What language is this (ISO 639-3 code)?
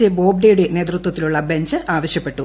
mal